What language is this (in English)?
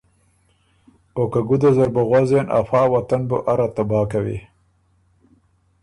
Ormuri